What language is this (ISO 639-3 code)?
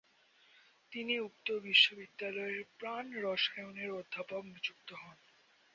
ben